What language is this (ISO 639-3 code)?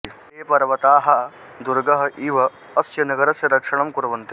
san